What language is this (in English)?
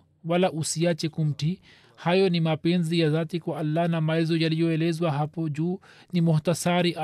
Swahili